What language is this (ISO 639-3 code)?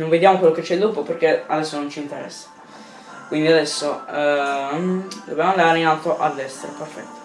ita